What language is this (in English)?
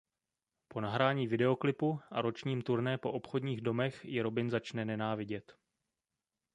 Czech